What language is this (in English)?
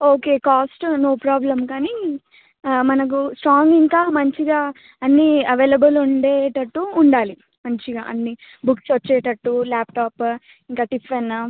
Telugu